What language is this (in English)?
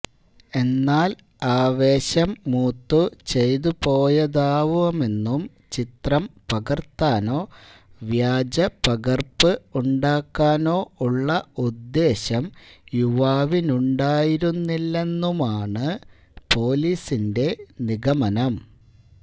Malayalam